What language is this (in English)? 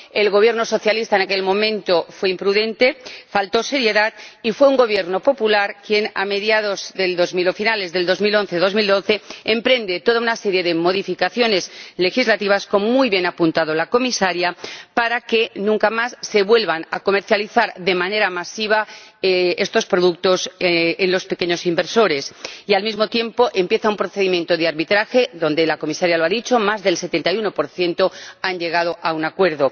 Spanish